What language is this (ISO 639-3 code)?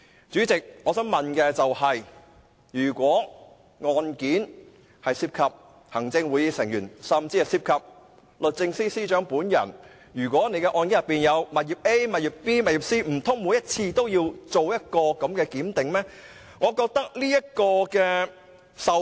yue